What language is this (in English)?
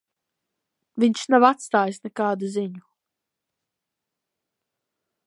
Latvian